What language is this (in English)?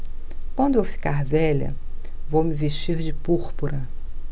Portuguese